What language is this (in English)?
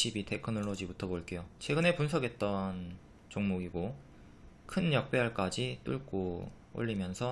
Korean